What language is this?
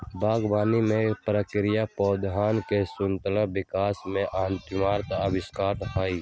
Magahi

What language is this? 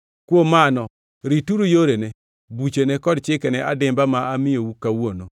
Luo (Kenya and Tanzania)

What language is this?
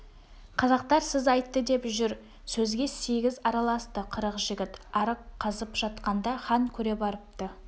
Kazakh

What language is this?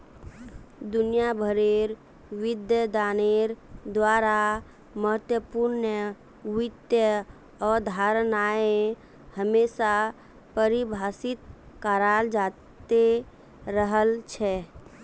Magahi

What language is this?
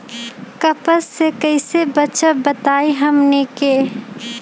Magahi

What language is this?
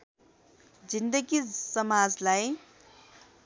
Nepali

